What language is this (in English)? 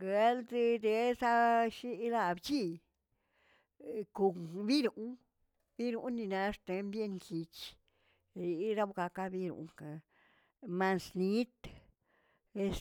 Tilquiapan Zapotec